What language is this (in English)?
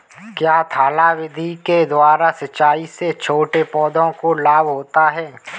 Hindi